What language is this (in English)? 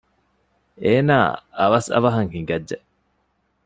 Divehi